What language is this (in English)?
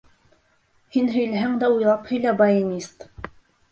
Bashkir